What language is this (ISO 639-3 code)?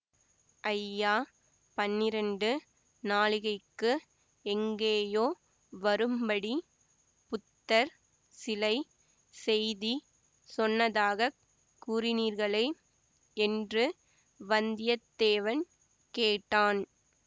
tam